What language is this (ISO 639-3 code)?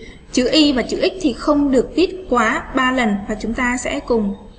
vie